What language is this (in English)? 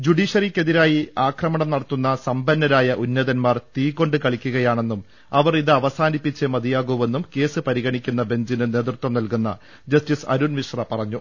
Malayalam